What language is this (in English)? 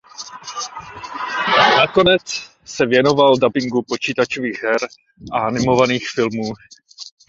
Czech